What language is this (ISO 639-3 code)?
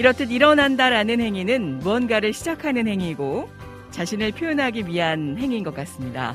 kor